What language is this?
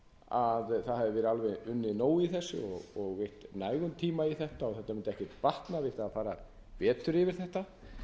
Icelandic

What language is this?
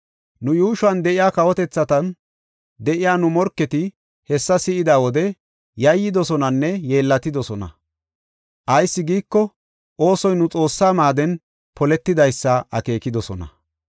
Gofa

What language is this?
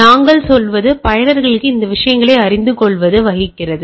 Tamil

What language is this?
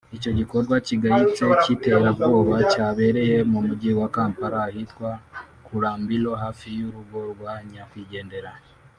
Kinyarwanda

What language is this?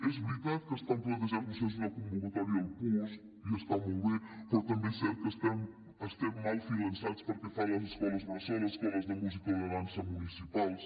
Catalan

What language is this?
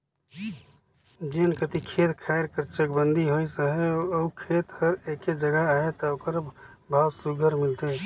Chhattisgarhi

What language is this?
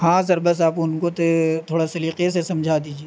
Urdu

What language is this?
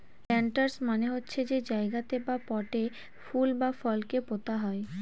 Bangla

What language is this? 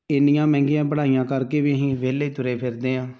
Punjabi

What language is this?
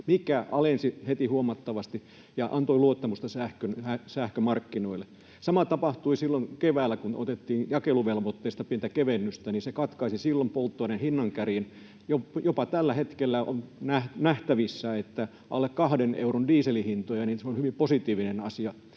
Finnish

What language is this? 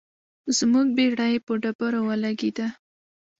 Pashto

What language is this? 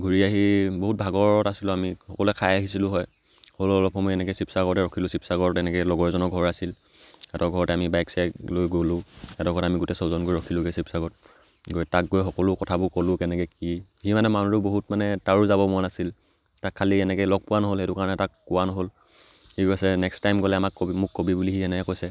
Assamese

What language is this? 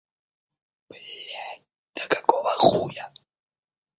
Russian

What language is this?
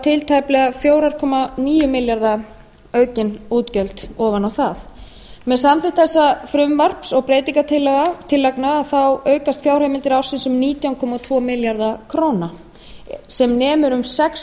Icelandic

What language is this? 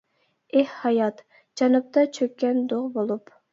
Uyghur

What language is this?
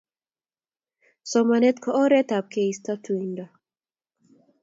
Kalenjin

